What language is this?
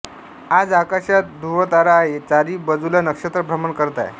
Marathi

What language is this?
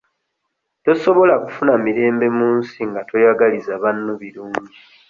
Ganda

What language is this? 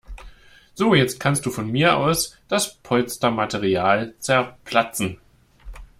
German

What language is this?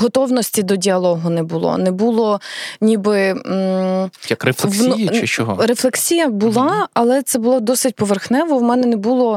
Ukrainian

